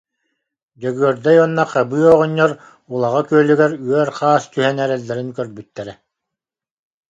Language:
Yakut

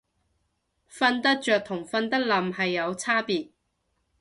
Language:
Cantonese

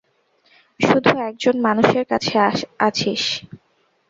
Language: Bangla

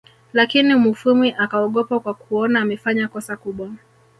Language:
Swahili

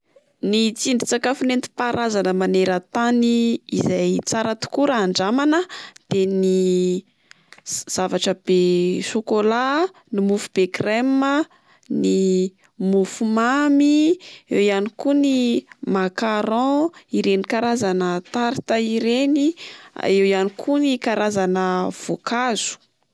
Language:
Malagasy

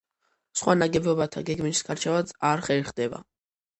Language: Georgian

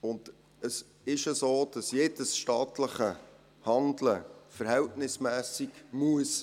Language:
Swiss German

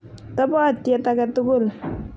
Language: Kalenjin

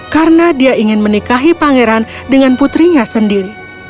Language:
Indonesian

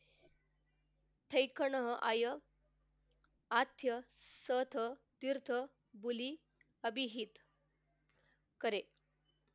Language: Marathi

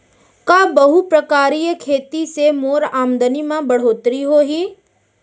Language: Chhattisgarhi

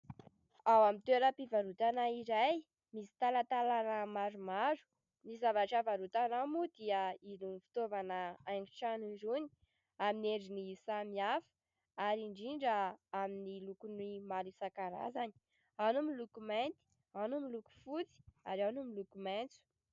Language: Malagasy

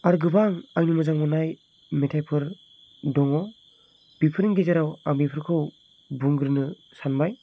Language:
Bodo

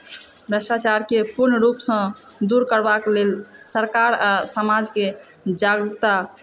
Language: Maithili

